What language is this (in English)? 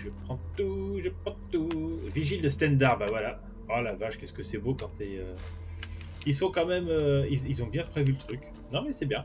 French